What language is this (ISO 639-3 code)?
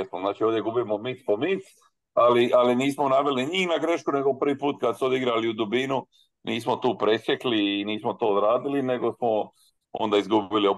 hrv